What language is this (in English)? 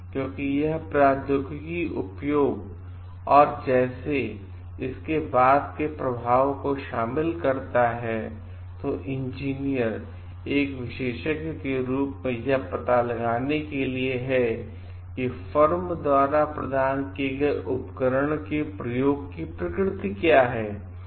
Hindi